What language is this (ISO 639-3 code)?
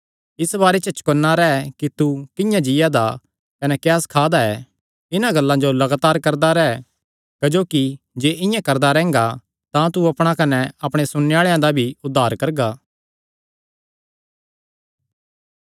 xnr